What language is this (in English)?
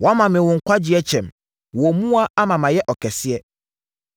Akan